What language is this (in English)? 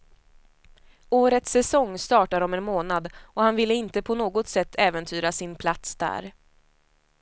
Swedish